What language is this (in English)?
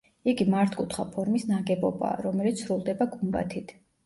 Georgian